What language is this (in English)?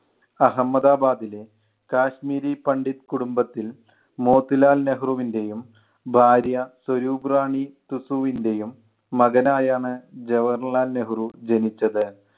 Malayalam